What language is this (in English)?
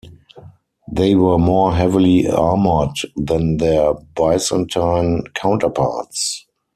English